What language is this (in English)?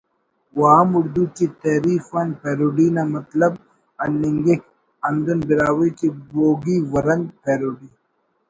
Brahui